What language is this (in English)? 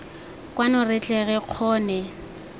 Tswana